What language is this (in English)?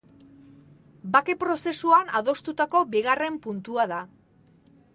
Basque